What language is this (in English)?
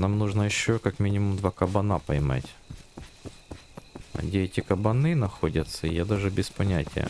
Russian